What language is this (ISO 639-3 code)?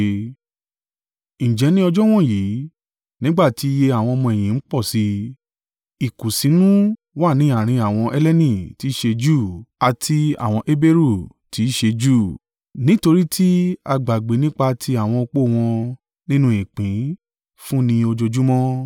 yor